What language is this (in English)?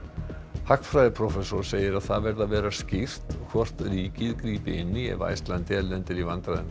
Icelandic